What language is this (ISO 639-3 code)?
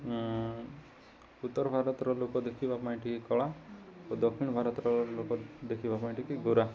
ori